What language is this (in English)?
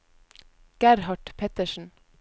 Norwegian